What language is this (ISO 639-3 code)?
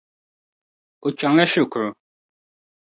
dag